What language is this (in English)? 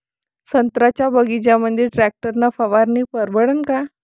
Marathi